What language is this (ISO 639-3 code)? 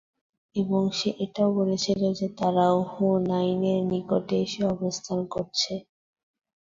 ben